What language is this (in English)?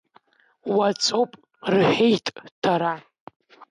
Abkhazian